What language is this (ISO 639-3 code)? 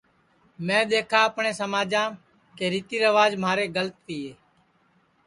ssi